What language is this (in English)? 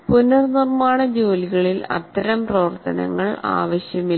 Malayalam